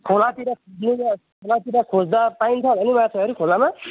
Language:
Nepali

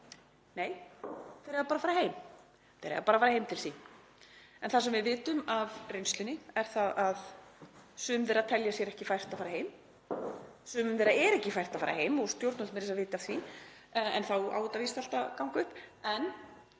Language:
Icelandic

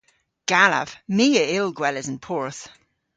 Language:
Cornish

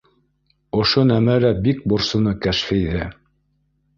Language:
Bashkir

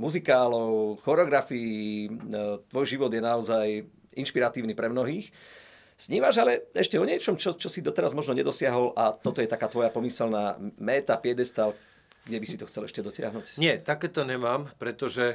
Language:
Slovak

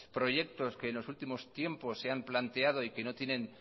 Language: Spanish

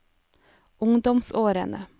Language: Norwegian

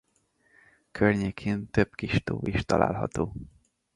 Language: Hungarian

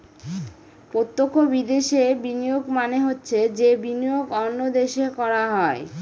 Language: Bangla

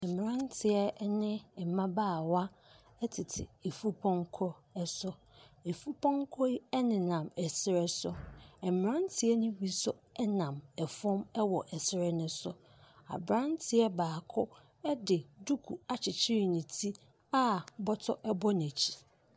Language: Akan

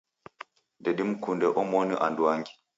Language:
Taita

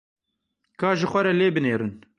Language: Kurdish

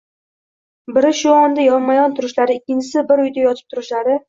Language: Uzbek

